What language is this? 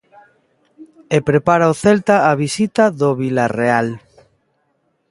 Galician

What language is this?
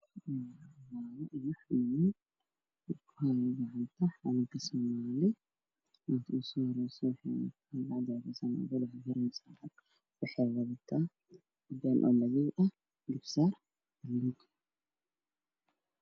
Somali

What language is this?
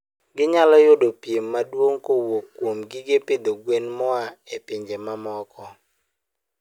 Luo (Kenya and Tanzania)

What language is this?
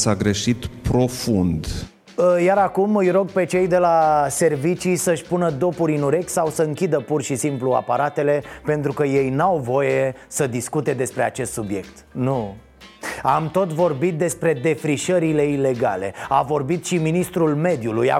Romanian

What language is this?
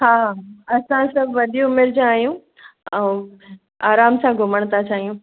Sindhi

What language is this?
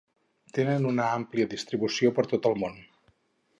Catalan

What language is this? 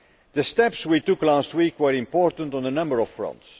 English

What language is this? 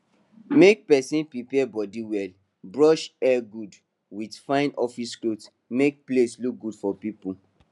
Nigerian Pidgin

